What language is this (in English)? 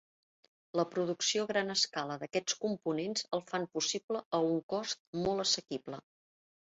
Catalan